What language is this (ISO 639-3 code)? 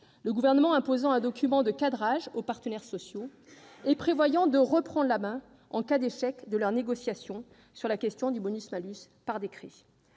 fra